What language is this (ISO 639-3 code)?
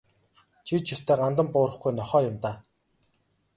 mon